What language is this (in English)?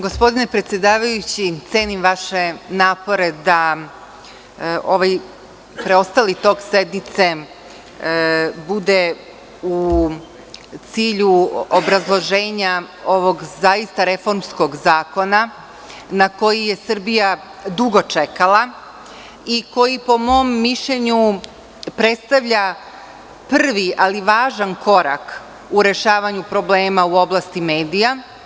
Serbian